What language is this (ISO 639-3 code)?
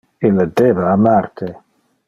ina